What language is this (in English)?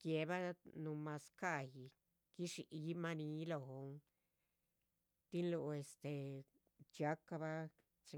Chichicapan Zapotec